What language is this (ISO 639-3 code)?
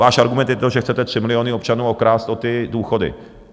ces